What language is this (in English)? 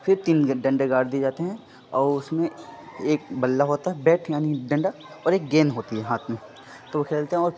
Urdu